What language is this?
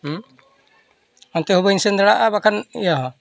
Santali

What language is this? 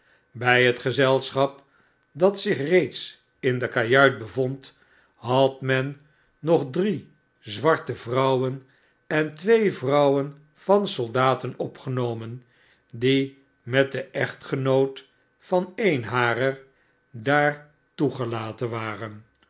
Dutch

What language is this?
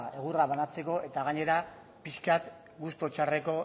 Basque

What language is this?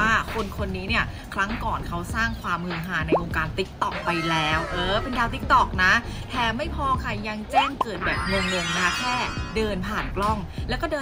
Thai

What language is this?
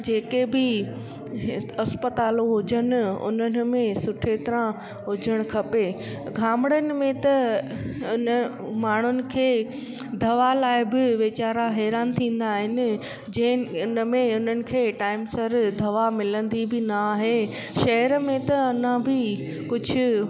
Sindhi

